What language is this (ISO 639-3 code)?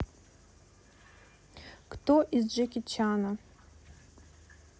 rus